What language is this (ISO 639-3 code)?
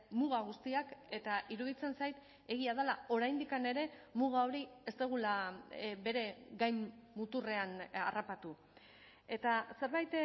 eus